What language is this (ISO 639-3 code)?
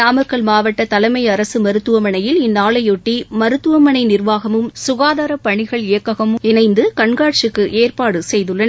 tam